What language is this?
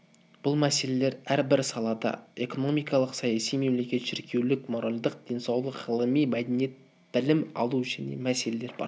Kazakh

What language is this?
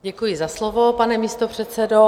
Czech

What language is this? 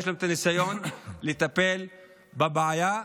Hebrew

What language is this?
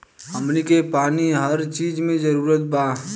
Bhojpuri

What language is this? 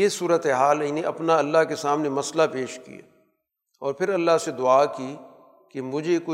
Urdu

